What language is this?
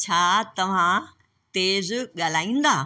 Sindhi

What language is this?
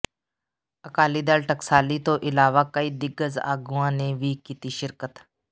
Punjabi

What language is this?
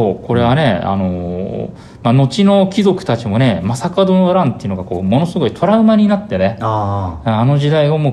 Japanese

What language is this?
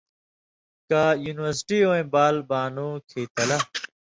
Indus Kohistani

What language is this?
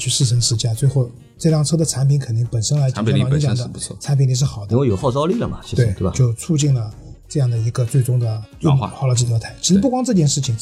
Chinese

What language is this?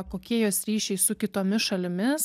Lithuanian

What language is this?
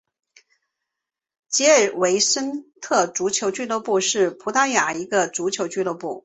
Chinese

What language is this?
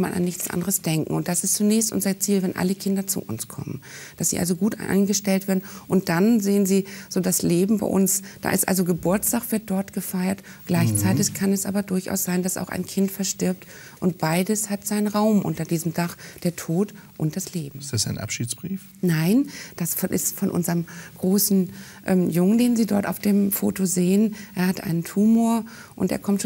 German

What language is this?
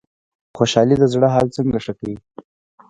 Pashto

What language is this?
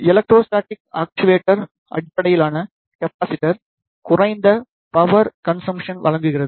Tamil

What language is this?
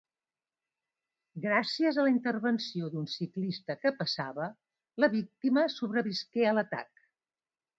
Catalan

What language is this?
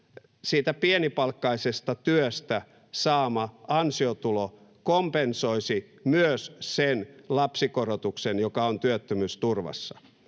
Finnish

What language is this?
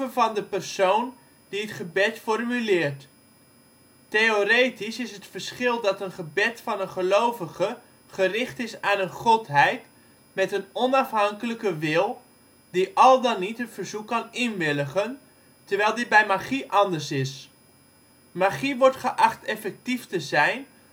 Dutch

